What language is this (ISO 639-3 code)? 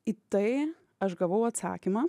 lit